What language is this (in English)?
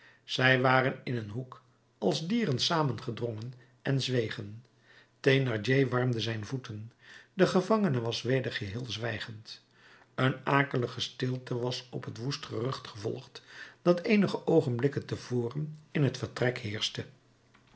Dutch